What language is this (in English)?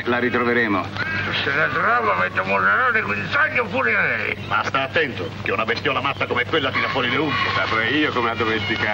Italian